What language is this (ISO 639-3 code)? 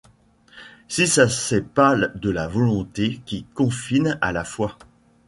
fra